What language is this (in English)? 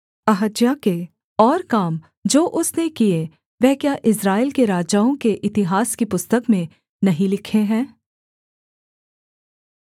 Hindi